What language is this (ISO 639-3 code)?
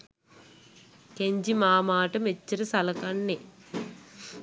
sin